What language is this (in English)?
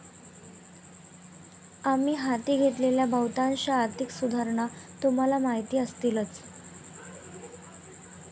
Marathi